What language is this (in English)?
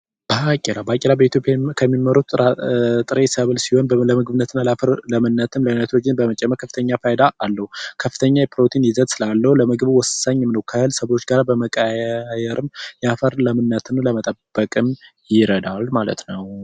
Amharic